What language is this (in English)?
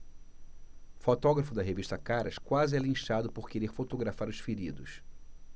Portuguese